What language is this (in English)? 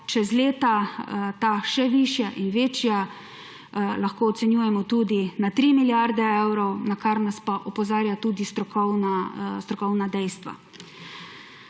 Slovenian